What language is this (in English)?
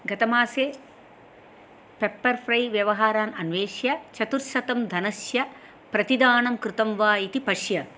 Sanskrit